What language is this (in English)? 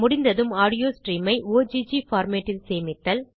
Tamil